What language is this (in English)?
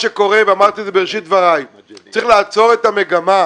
Hebrew